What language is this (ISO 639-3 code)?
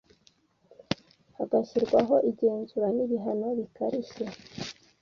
kin